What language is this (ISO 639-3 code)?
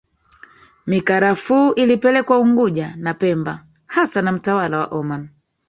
swa